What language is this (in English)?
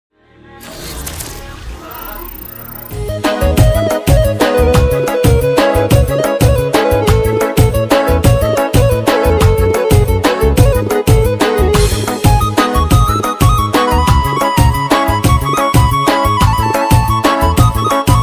Arabic